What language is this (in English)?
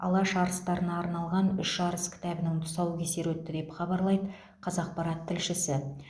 Kazakh